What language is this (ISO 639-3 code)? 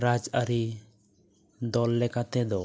sat